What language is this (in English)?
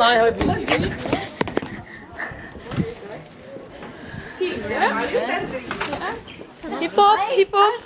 Norwegian